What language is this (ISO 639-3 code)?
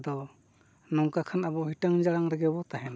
sat